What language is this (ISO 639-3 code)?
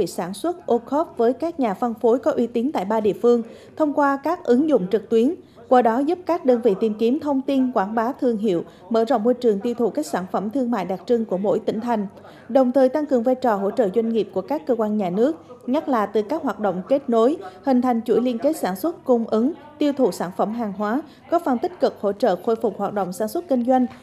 vie